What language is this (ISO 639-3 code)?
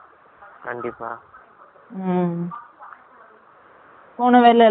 tam